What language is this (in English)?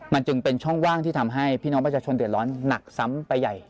Thai